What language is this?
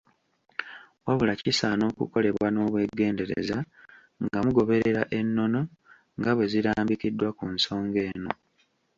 Ganda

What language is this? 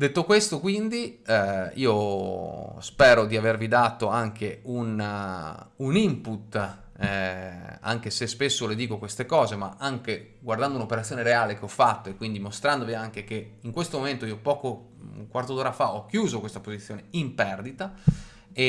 Italian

